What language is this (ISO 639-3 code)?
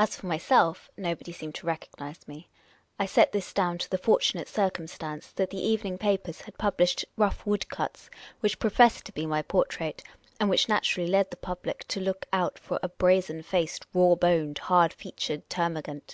eng